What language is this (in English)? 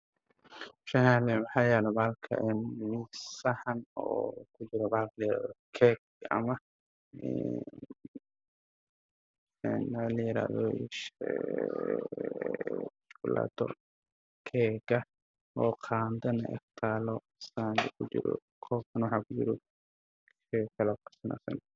Somali